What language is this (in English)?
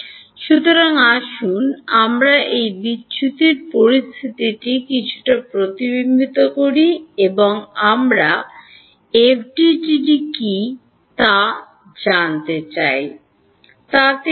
Bangla